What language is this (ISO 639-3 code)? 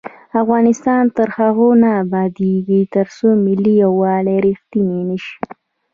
pus